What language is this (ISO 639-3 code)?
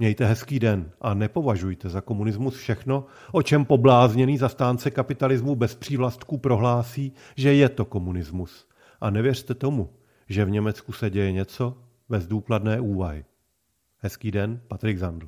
ces